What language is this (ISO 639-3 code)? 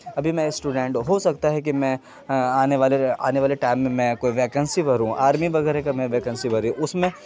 urd